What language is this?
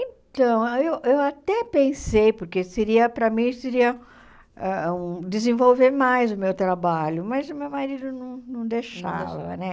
Portuguese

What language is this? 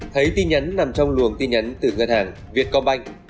Vietnamese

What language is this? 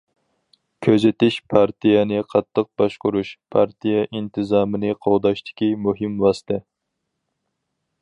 Uyghur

